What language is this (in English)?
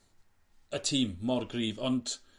Welsh